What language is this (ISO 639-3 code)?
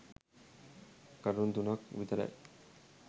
sin